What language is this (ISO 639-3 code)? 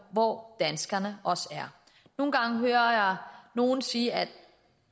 dan